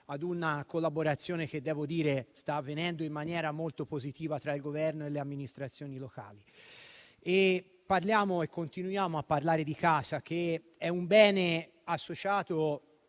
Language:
Italian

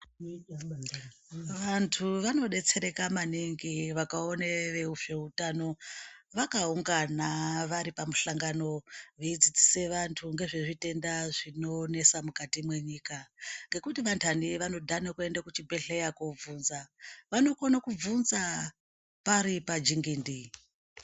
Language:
Ndau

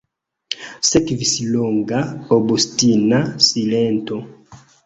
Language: Esperanto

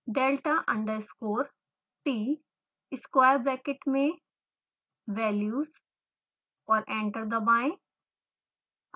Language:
Hindi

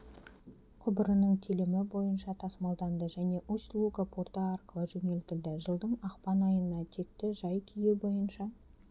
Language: Kazakh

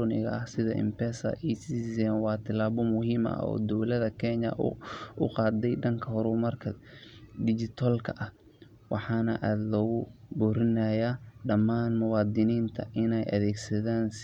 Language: Somali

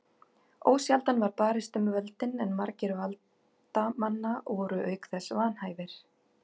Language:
Icelandic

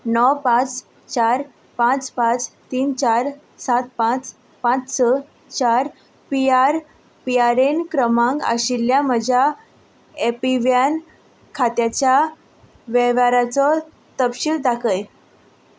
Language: Konkani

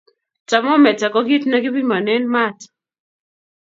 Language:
Kalenjin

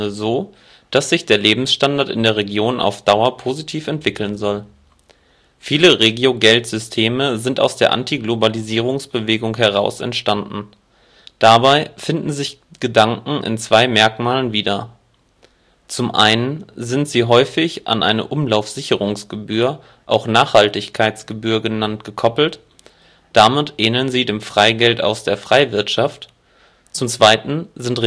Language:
German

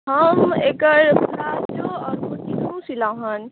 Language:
Maithili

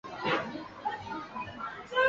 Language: Chinese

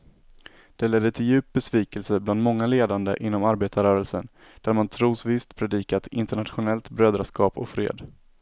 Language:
Swedish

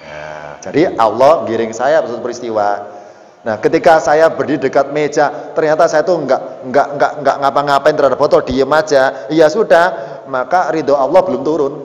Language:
Indonesian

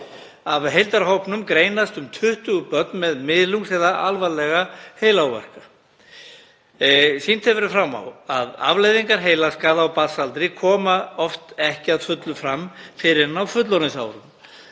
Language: Icelandic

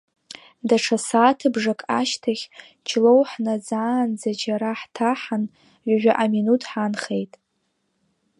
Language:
Abkhazian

